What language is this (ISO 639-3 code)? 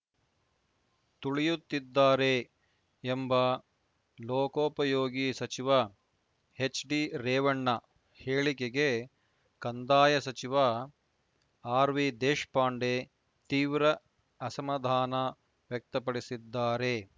kan